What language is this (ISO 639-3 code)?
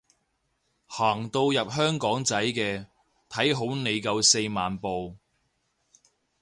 yue